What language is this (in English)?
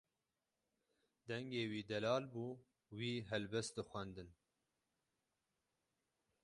Kurdish